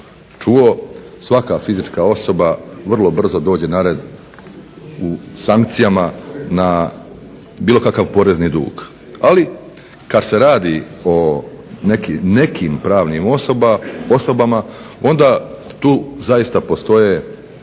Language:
Croatian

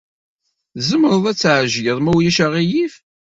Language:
Kabyle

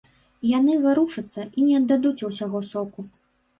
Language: Belarusian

